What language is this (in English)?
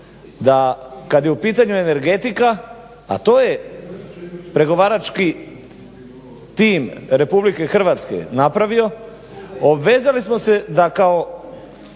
Croatian